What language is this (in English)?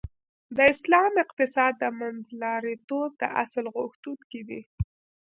Pashto